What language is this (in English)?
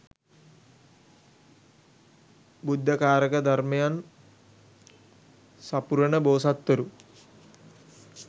Sinhala